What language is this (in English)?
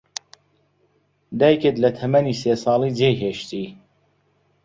Central Kurdish